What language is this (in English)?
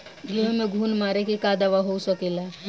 Bhojpuri